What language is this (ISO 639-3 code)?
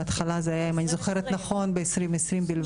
heb